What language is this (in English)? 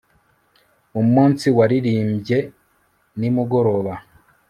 Kinyarwanda